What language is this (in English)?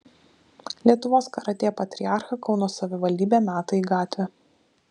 Lithuanian